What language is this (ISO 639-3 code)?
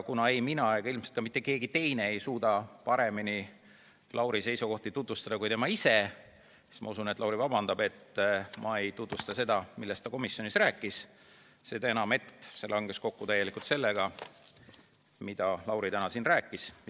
est